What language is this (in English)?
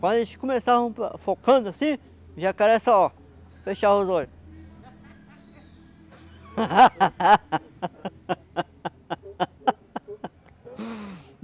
Portuguese